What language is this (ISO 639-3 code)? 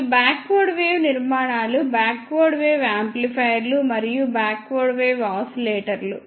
tel